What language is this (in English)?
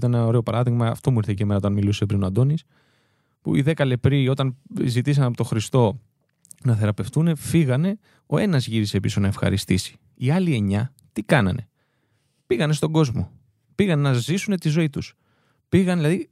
Greek